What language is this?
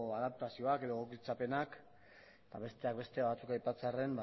Basque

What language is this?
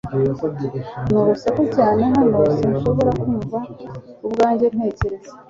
Kinyarwanda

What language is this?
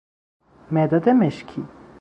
Persian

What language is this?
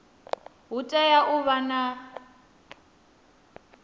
Venda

